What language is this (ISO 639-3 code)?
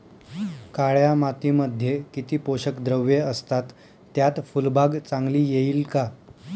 mar